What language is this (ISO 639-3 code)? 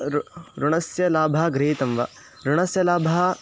san